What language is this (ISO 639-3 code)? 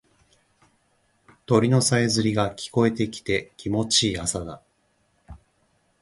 jpn